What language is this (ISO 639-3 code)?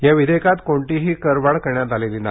mar